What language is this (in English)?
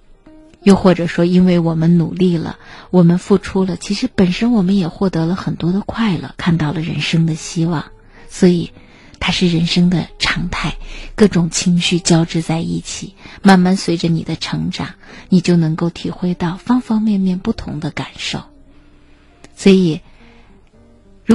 Chinese